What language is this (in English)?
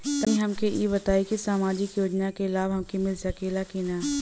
Bhojpuri